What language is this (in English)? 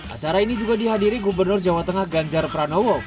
Indonesian